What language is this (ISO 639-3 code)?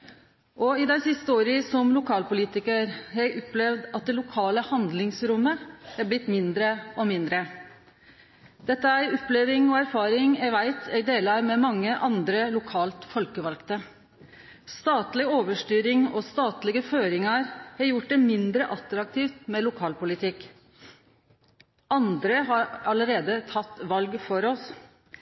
nno